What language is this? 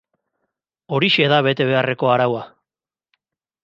Basque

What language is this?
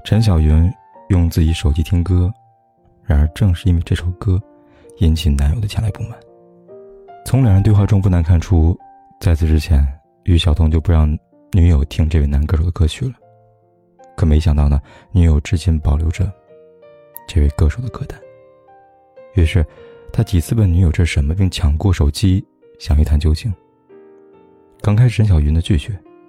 Chinese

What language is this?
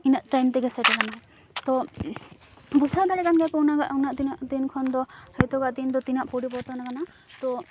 Santali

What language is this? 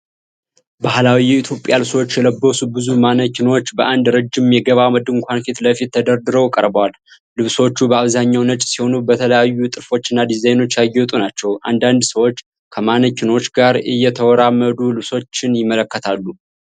Amharic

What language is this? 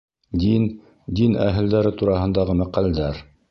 Bashkir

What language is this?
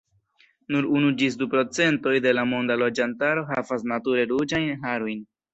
Esperanto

